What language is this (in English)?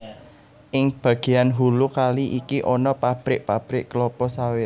Javanese